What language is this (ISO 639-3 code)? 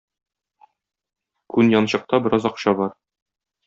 tat